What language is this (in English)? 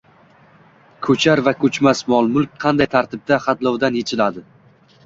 Uzbek